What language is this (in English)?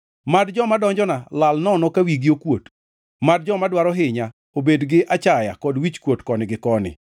Luo (Kenya and Tanzania)